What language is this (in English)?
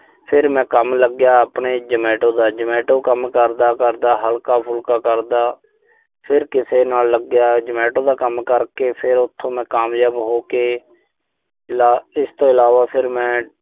Punjabi